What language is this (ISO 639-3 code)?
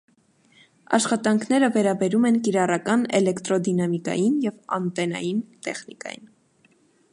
hye